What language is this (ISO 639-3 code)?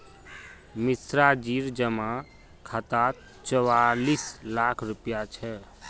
mag